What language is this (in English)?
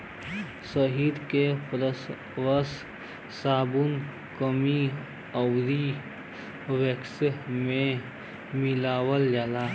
Bhojpuri